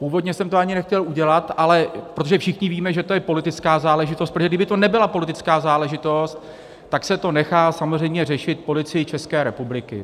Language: Czech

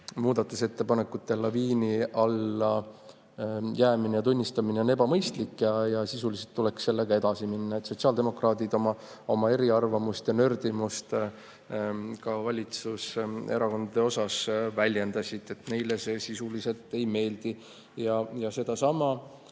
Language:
Estonian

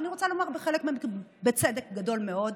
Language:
Hebrew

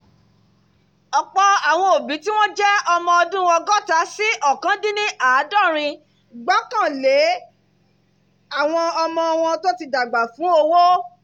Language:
Yoruba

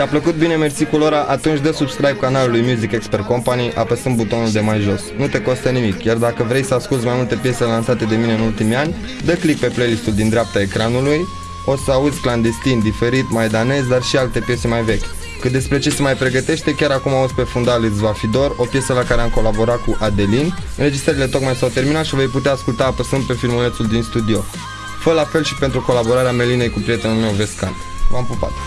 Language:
Romanian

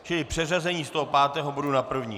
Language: Czech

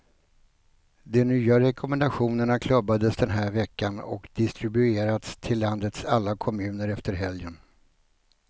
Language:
Swedish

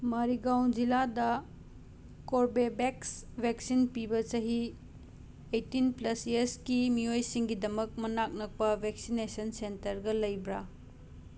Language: Manipuri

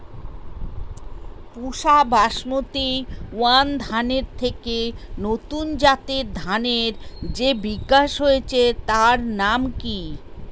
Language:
Bangla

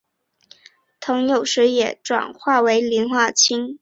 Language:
Chinese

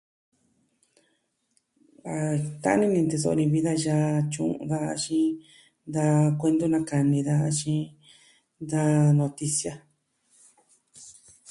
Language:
Southwestern Tlaxiaco Mixtec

